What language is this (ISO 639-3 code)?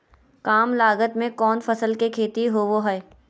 mag